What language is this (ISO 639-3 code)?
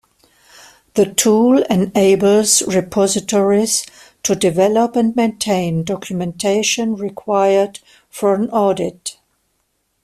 eng